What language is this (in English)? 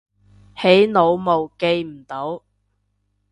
Cantonese